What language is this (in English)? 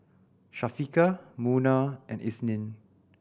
English